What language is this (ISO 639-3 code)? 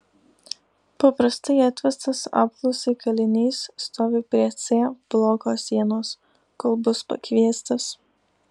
lit